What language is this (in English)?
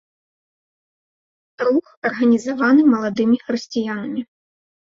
Belarusian